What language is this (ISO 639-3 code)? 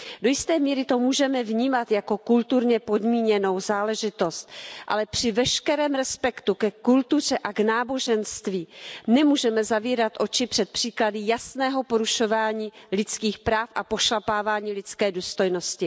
ces